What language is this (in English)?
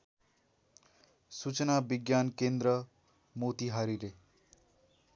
Nepali